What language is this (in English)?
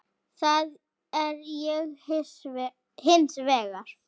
Icelandic